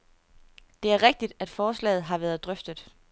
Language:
Danish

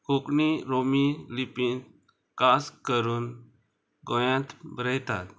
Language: Konkani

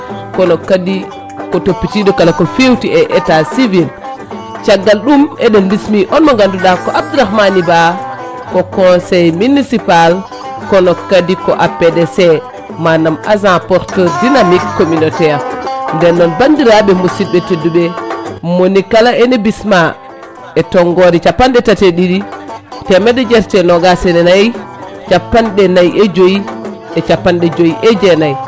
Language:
Fula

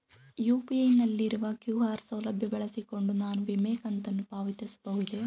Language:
Kannada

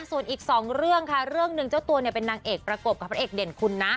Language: Thai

